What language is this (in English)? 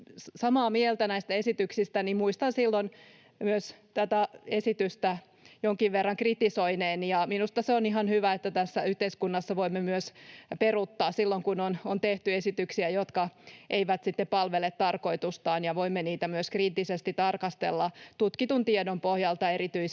Finnish